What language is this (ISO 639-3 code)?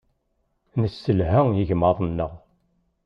kab